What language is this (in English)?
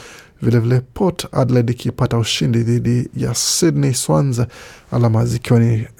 Swahili